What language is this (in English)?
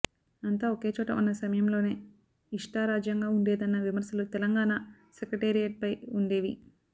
Telugu